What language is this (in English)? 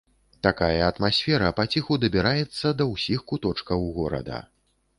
Belarusian